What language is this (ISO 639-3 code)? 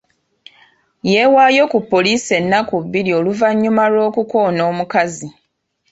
lug